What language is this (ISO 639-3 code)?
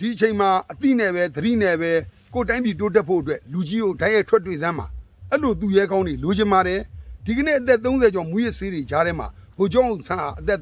tha